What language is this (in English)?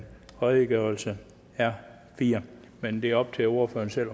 Danish